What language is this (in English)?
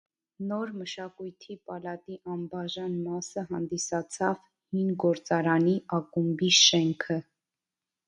Armenian